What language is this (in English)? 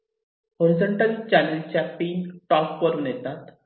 Marathi